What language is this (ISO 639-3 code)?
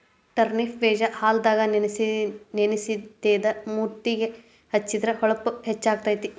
kan